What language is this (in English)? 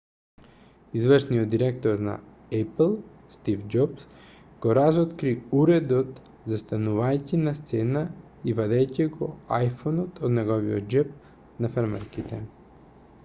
Macedonian